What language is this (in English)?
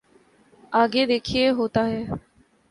Urdu